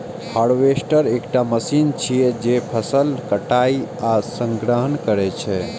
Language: Maithili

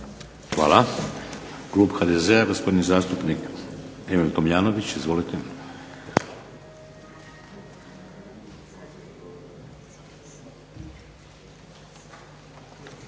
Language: Croatian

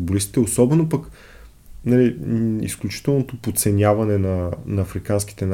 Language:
Bulgarian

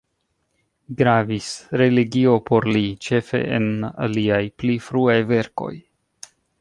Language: Esperanto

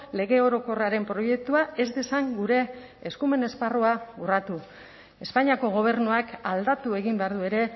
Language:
Basque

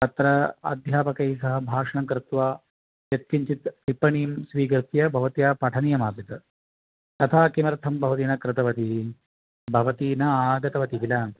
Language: Sanskrit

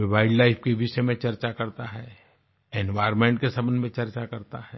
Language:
Hindi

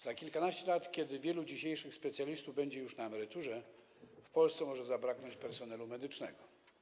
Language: Polish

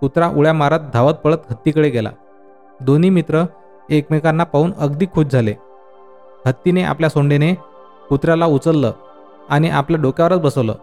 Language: Marathi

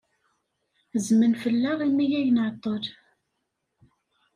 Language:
Kabyle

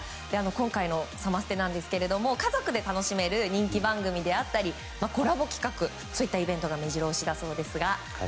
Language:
Japanese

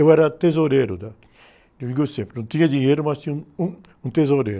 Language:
Portuguese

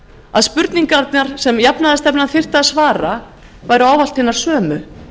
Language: Icelandic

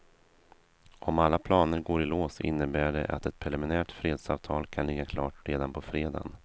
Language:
Swedish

